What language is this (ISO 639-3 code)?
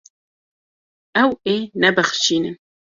kur